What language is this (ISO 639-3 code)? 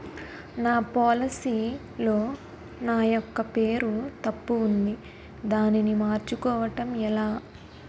tel